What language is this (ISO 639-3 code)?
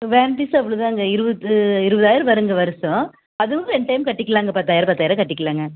tam